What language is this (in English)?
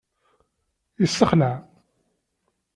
Kabyle